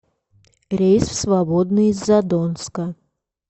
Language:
Russian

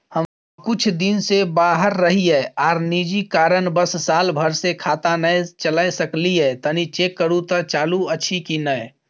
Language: Maithili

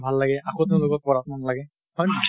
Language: Assamese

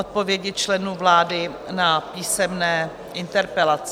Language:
Czech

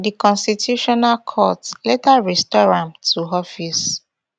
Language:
Nigerian Pidgin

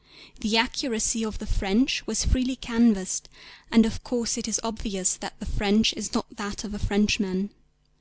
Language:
English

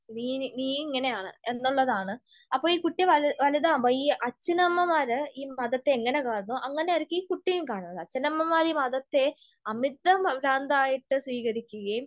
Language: Malayalam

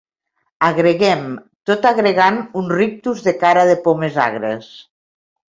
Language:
Catalan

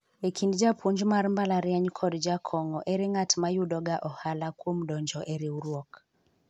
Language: Luo (Kenya and Tanzania)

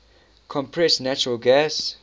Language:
English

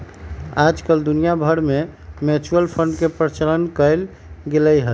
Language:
Magahi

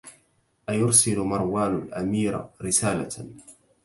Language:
Arabic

